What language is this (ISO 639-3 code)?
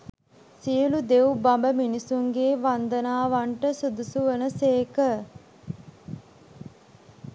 sin